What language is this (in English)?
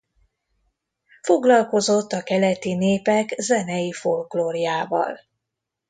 Hungarian